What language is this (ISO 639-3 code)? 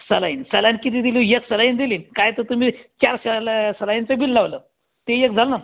mar